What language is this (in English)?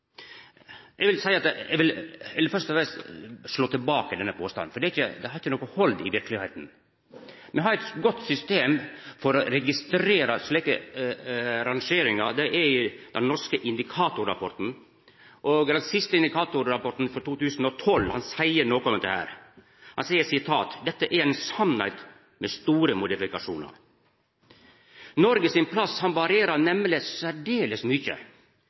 Norwegian Nynorsk